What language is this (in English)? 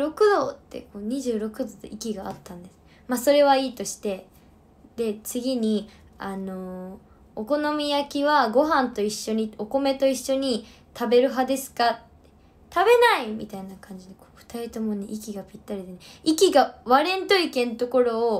Japanese